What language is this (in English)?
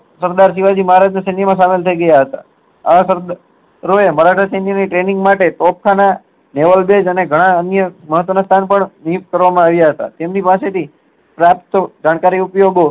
Gujarati